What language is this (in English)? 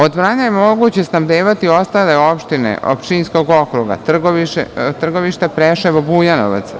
Serbian